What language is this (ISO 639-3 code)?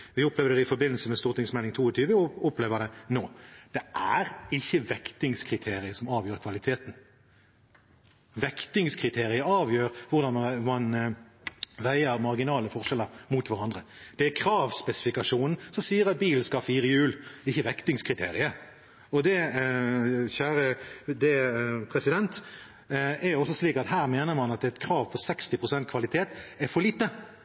nob